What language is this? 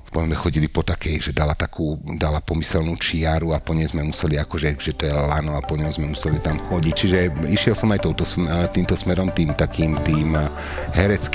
Slovak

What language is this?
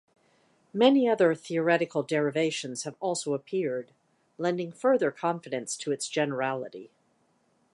English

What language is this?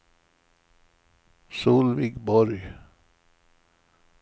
Swedish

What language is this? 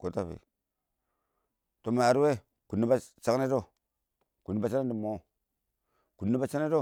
Awak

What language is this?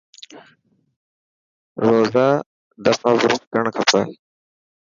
Dhatki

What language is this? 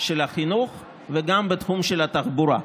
Hebrew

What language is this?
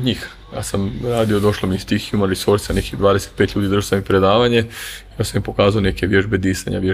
Croatian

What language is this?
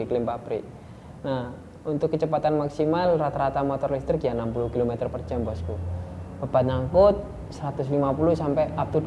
Indonesian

